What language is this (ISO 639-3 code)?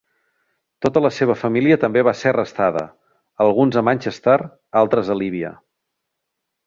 cat